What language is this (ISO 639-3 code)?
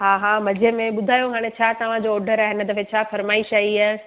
snd